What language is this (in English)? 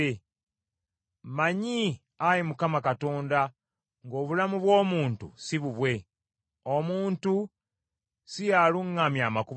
Ganda